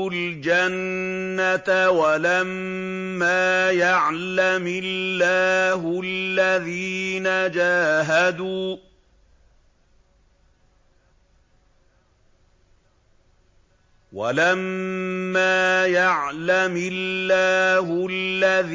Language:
Arabic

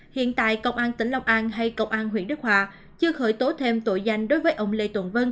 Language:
Vietnamese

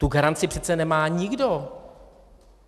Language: Czech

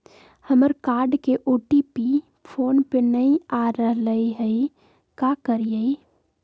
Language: Magahi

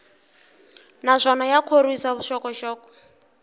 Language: Tsonga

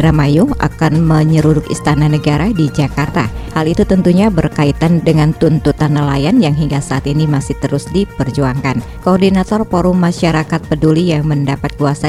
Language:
Indonesian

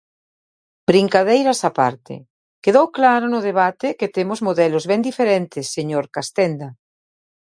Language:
Galician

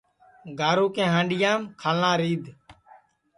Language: Sansi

